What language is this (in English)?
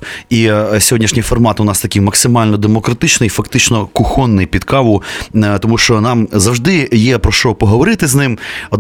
Ukrainian